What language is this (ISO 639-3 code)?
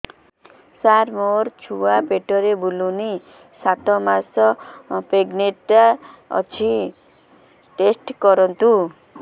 ori